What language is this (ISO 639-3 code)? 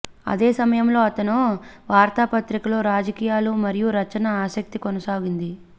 tel